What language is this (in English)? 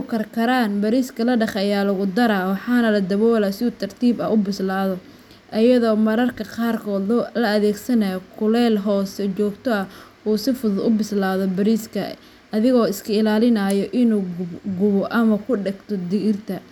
Somali